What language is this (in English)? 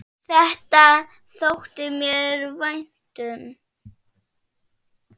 Icelandic